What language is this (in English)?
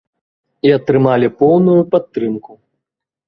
Belarusian